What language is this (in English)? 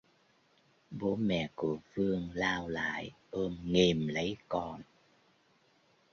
Vietnamese